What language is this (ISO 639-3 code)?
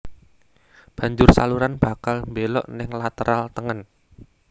jav